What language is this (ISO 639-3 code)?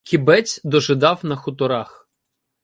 ukr